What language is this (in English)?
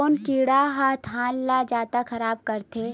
Chhattisgarhi